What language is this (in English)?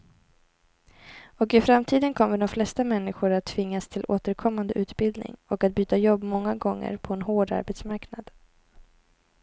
Swedish